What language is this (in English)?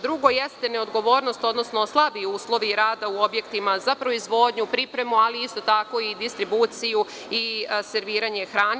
Serbian